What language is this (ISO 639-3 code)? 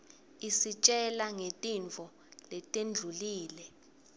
ssw